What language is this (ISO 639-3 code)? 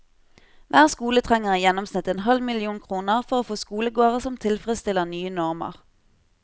nor